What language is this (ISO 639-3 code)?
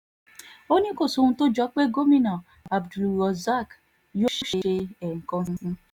yor